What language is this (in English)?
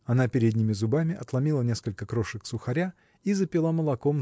Russian